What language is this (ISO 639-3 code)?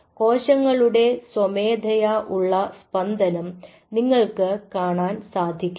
mal